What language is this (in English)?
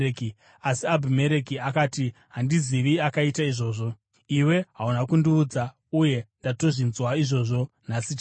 Shona